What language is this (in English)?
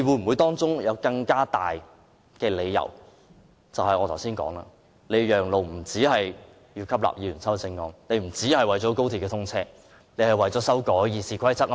Cantonese